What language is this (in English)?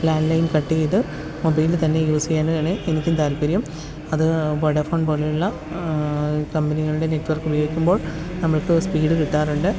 Malayalam